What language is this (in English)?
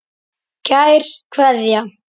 Icelandic